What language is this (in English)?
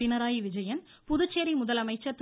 Tamil